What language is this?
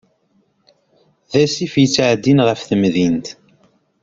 Kabyle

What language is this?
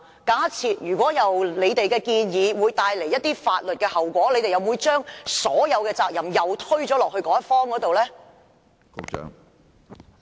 Cantonese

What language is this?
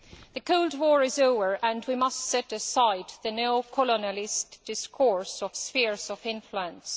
English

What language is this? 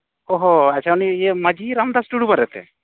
Santali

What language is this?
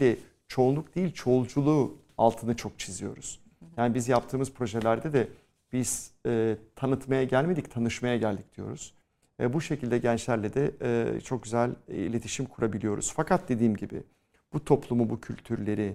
Turkish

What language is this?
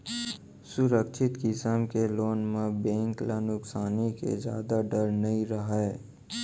Chhattisgarhi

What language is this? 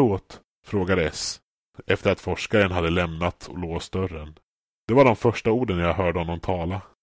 Swedish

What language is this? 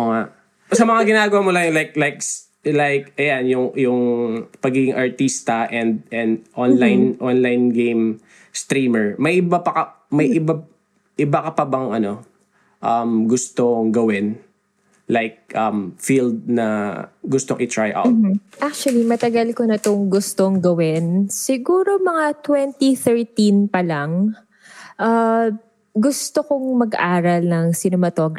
Filipino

